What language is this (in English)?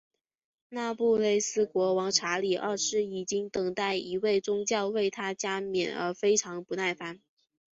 Chinese